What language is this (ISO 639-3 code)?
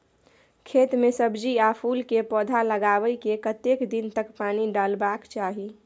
mai